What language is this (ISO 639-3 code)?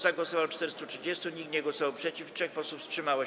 pol